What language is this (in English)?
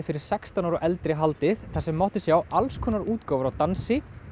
Icelandic